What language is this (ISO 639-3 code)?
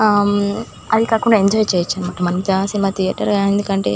tel